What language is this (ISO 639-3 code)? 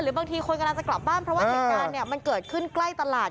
tha